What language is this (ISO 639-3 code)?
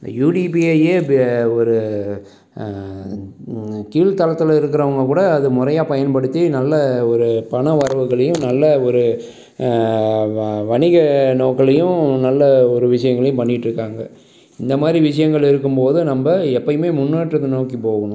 tam